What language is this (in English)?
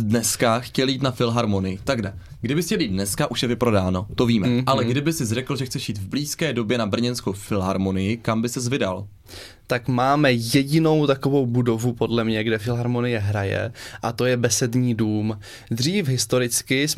Czech